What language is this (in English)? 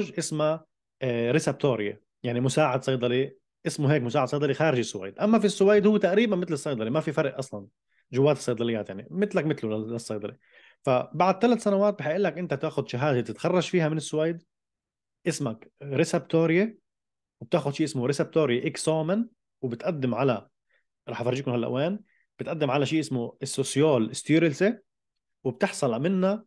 Arabic